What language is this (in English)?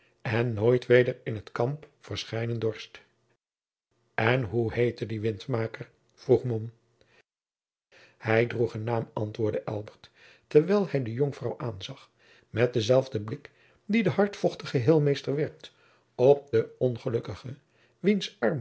Dutch